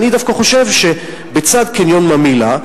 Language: Hebrew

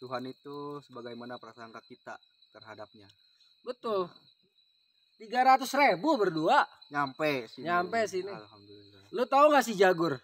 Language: Indonesian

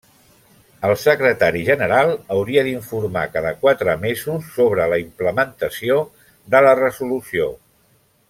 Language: Catalan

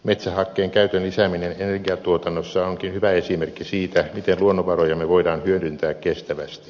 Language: Finnish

